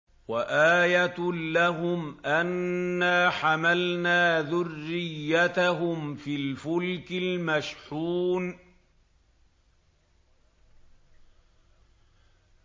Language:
Arabic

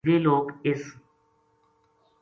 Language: Gujari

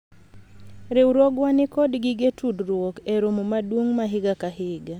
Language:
Luo (Kenya and Tanzania)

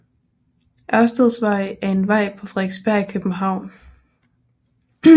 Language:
Danish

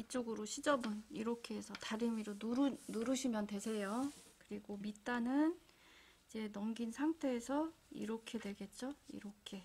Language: Korean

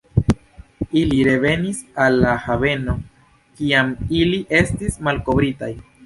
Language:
Esperanto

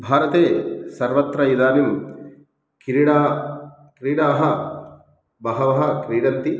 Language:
Sanskrit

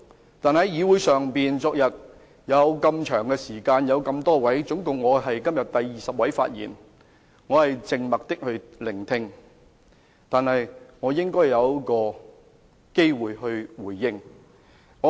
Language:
Cantonese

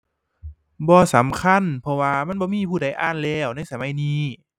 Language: Thai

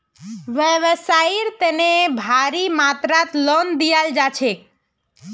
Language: Magahi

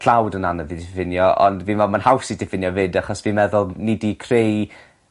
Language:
Welsh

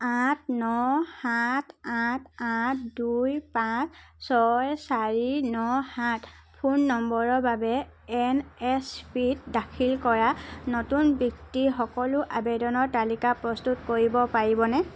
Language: Assamese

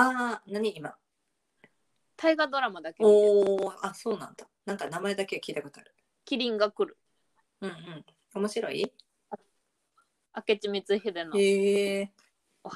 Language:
Japanese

